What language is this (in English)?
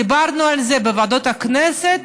Hebrew